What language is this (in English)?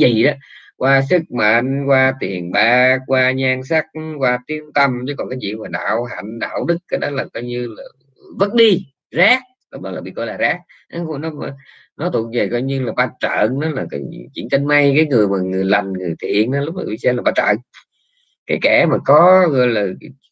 Vietnamese